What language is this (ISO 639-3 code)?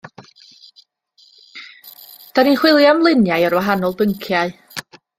cym